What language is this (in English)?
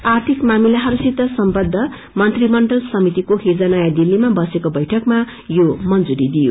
Nepali